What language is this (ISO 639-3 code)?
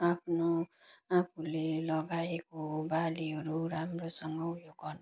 nep